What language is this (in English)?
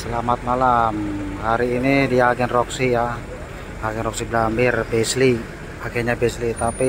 Indonesian